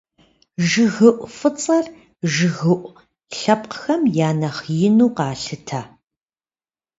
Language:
Kabardian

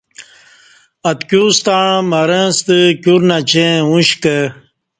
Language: Kati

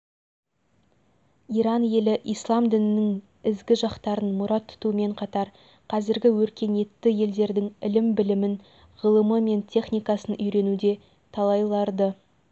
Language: Kazakh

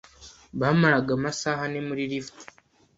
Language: Kinyarwanda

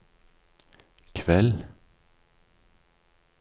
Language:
Norwegian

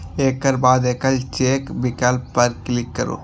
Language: Maithili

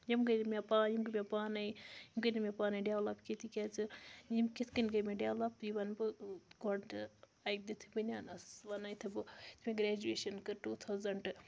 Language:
Kashmiri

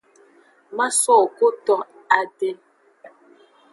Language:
Aja (Benin)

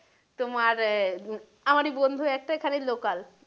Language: Bangla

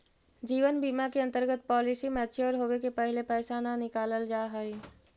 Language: Magahi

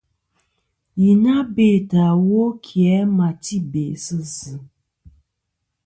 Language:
Kom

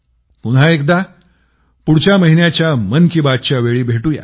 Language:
Marathi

